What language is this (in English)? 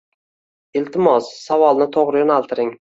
Uzbek